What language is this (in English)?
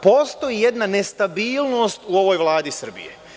Serbian